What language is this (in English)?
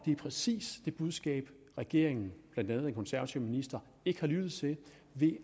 Danish